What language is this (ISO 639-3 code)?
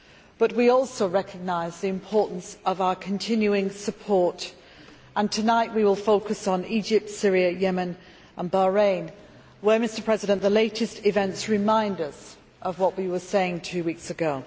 eng